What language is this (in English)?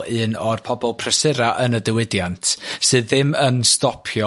Welsh